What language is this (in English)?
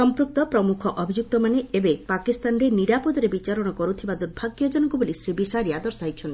Odia